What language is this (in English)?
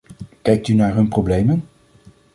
Dutch